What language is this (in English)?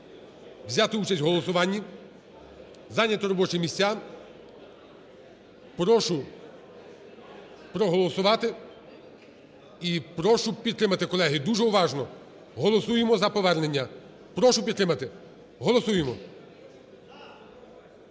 Ukrainian